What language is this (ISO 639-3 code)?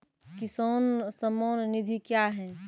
mai